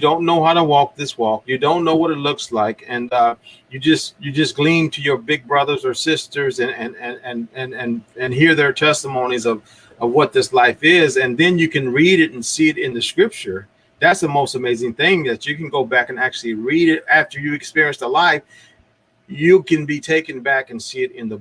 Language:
English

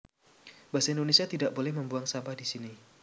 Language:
Javanese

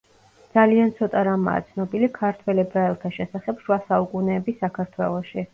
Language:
Georgian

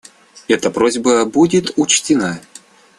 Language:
Russian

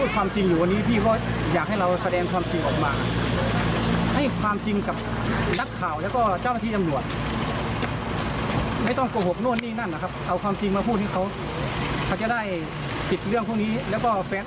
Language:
Thai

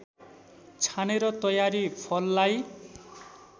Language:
Nepali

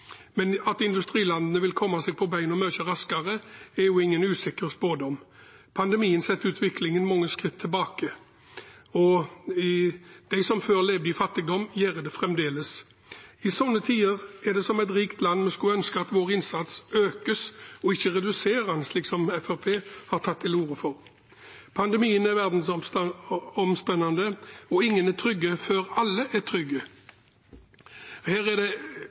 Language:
Norwegian Bokmål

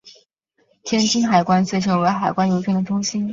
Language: Chinese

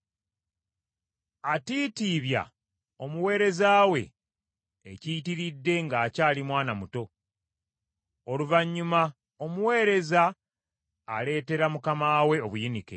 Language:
Ganda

